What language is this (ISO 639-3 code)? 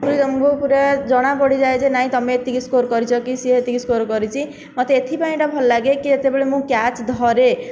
ori